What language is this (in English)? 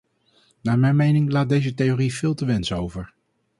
Dutch